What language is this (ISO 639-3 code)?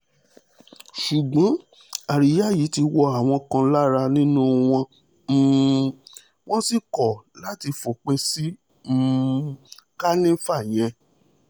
yor